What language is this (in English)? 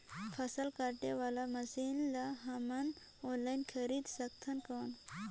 Chhattisgarhi